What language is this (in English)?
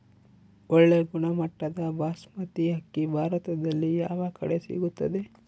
Kannada